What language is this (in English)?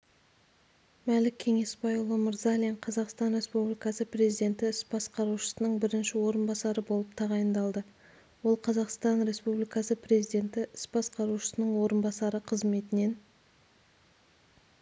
Kazakh